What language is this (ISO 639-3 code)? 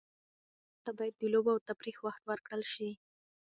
pus